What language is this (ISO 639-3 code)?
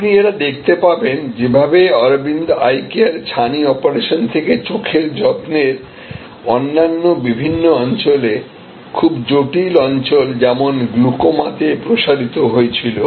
ben